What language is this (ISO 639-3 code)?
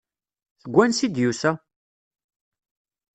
kab